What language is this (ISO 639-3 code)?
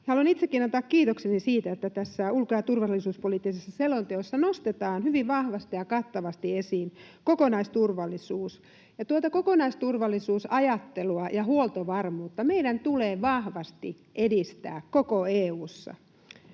fin